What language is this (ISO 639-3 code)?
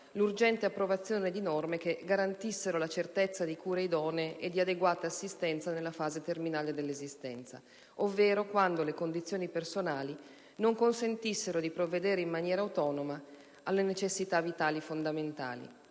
ita